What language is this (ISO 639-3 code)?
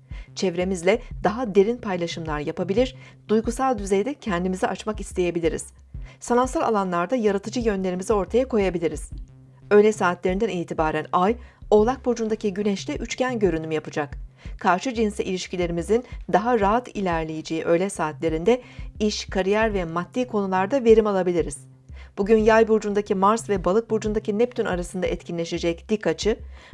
tur